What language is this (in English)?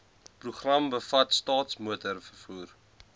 Afrikaans